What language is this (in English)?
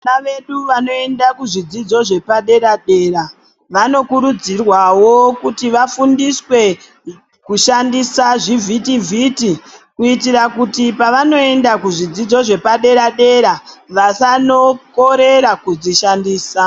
Ndau